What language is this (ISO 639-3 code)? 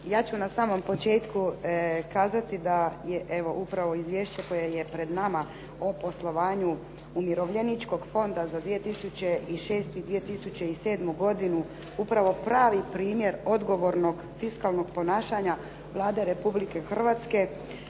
hrv